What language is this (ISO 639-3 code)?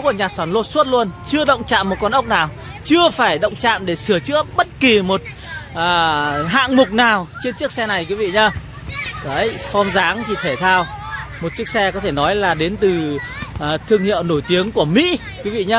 vie